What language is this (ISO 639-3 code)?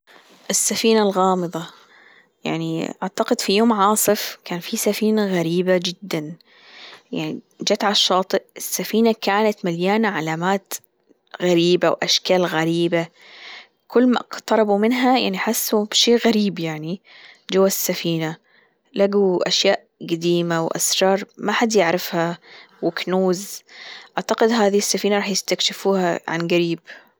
afb